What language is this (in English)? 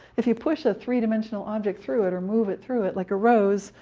English